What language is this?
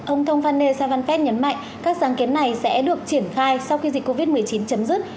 Vietnamese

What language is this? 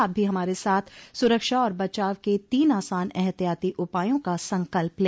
Hindi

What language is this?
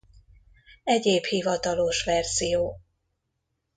Hungarian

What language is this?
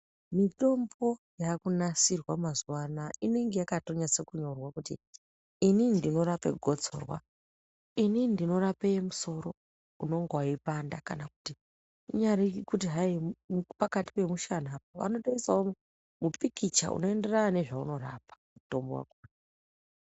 Ndau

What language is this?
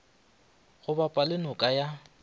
Northern Sotho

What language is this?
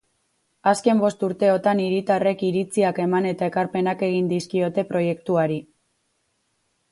Basque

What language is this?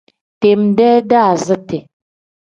Tem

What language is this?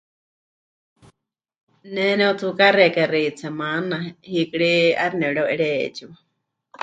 Huichol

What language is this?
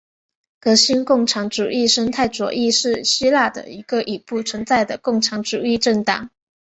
Chinese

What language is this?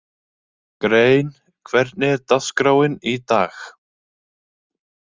Icelandic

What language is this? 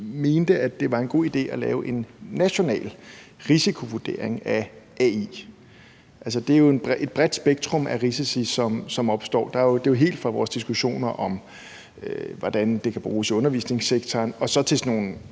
Danish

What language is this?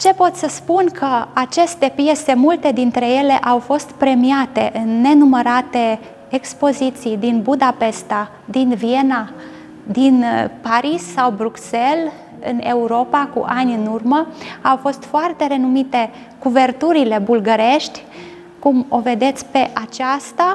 Romanian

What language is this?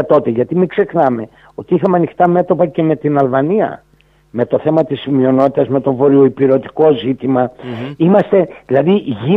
Greek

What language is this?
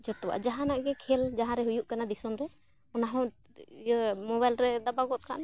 Santali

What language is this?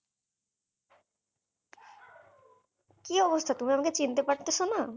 Bangla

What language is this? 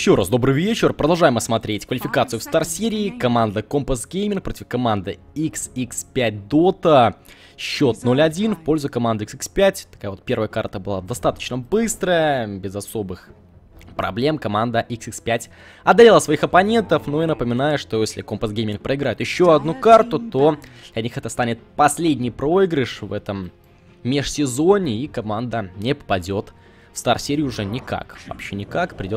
Russian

